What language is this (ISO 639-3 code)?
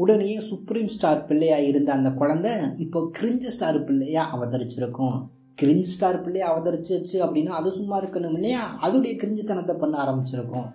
tam